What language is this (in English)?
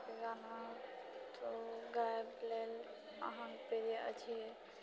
Maithili